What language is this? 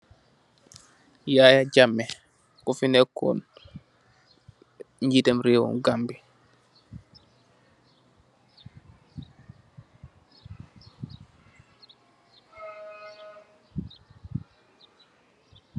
Wolof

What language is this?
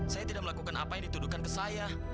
Indonesian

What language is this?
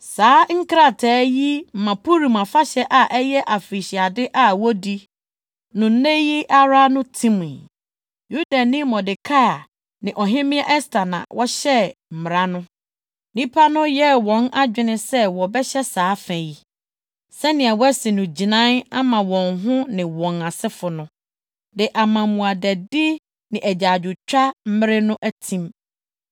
Akan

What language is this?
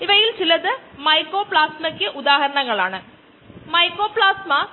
Malayalam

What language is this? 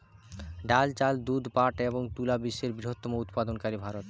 Bangla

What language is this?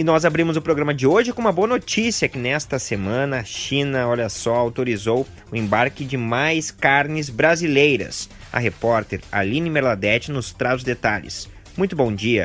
Portuguese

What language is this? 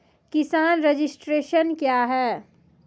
Maithili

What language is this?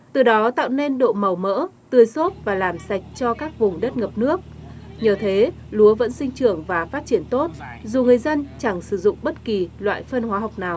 Vietnamese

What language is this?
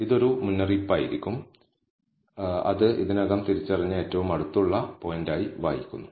Malayalam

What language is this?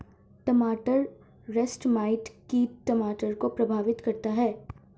Hindi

